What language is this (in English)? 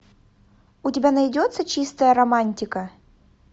Russian